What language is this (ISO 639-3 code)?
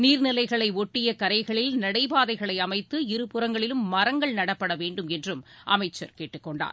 tam